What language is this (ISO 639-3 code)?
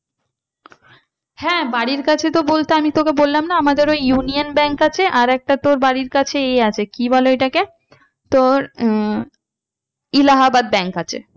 ben